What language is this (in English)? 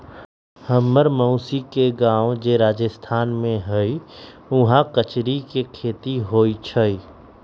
Magahi